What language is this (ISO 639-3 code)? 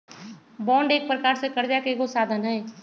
mag